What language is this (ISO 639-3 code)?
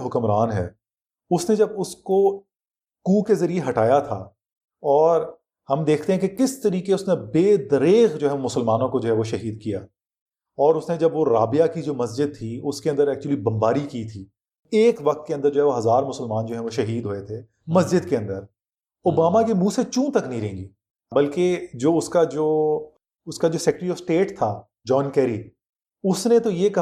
urd